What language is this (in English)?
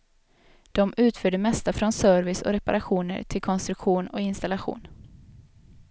Swedish